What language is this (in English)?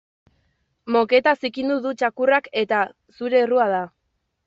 Basque